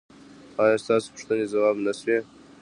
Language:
Pashto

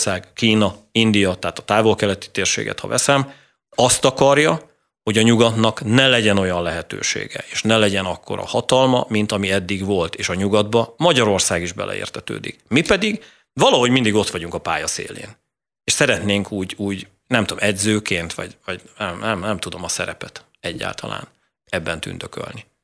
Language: Hungarian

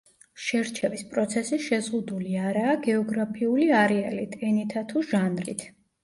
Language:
Georgian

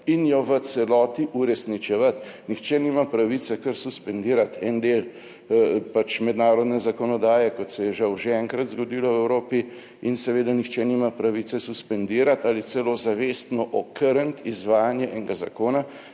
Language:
Slovenian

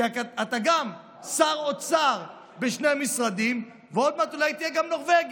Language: Hebrew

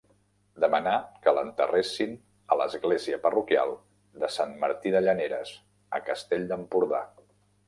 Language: Catalan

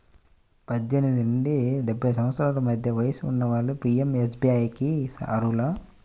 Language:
Telugu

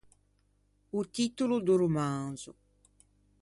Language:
Ligurian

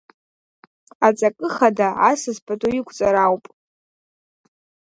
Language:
Abkhazian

